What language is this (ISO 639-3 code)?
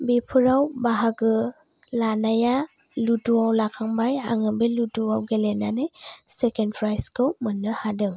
brx